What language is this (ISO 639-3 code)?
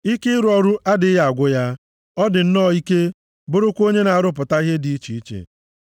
ibo